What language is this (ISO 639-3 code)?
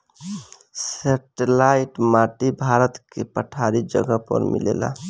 bho